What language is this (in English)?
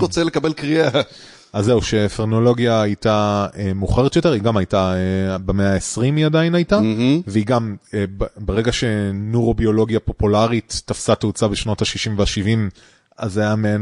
Hebrew